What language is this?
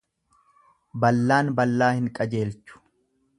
Oromo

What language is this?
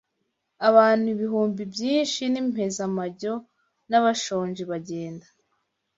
Kinyarwanda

